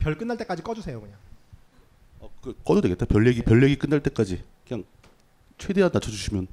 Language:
Korean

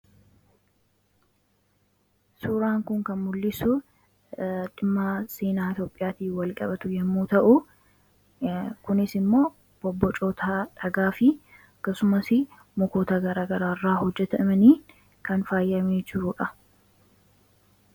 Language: Oromo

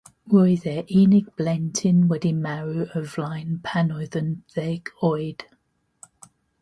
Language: Welsh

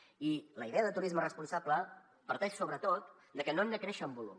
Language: Catalan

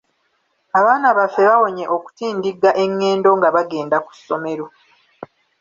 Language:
Ganda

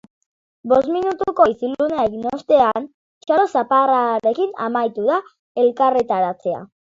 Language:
Basque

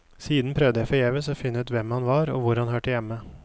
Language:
Norwegian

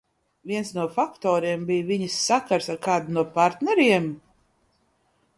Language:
Latvian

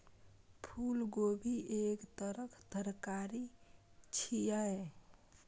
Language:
Maithili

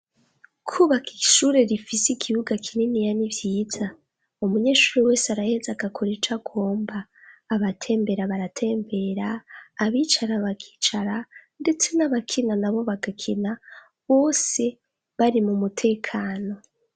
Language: Rundi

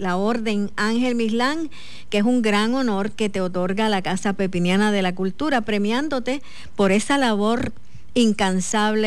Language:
Spanish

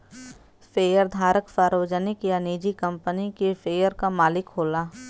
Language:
Bhojpuri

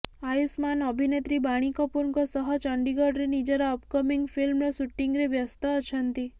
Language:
Odia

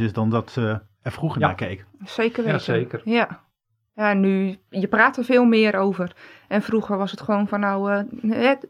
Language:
Dutch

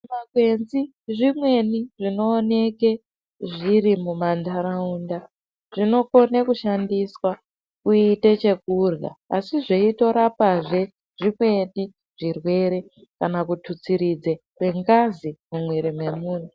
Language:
Ndau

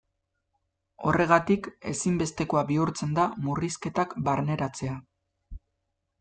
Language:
Basque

